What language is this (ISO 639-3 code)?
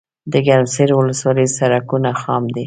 pus